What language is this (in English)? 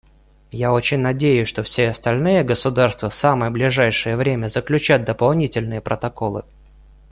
Russian